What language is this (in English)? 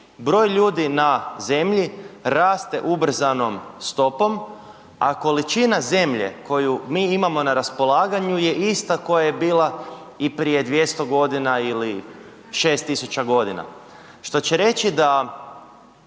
Croatian